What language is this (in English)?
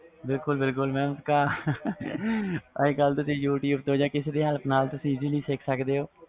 Punjabi